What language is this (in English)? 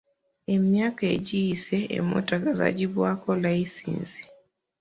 Ganda